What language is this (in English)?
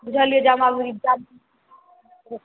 Maithili